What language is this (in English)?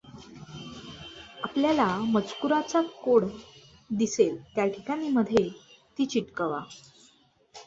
Marathi